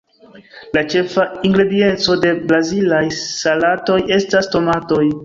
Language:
Esperanto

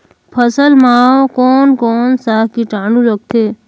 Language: Chhattisgarhi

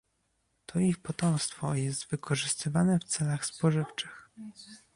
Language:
Polish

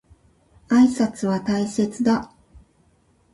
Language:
Japanese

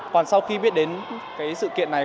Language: Vietnamese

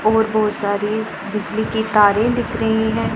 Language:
Hindi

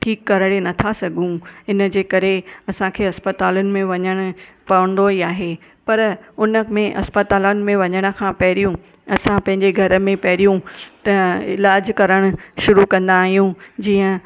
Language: Sindhi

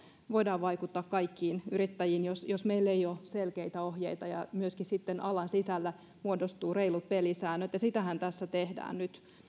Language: Finnish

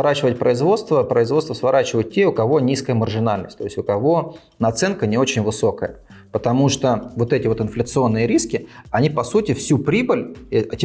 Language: Russian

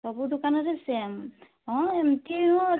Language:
Odia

